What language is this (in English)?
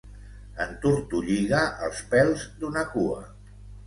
Catalan